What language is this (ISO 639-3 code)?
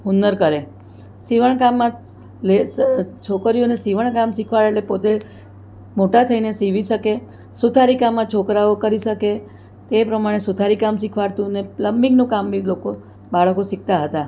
guj